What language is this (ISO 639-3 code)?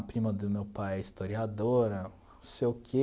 por